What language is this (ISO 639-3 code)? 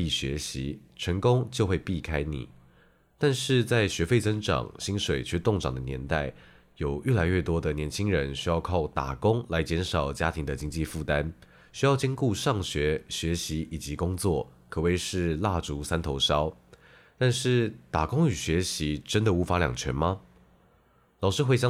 zho